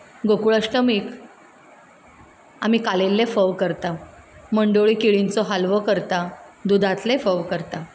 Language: Konkani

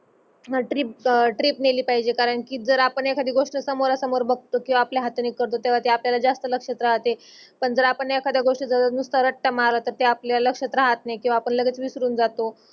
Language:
Marathi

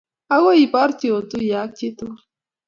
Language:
Kalenjin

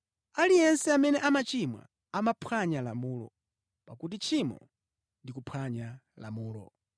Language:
Nyanja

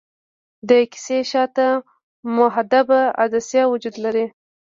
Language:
Pashto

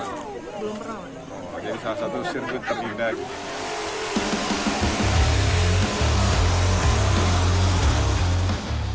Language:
Indonesian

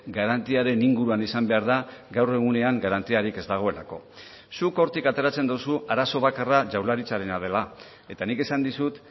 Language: Basque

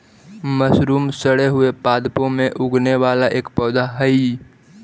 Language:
Magahi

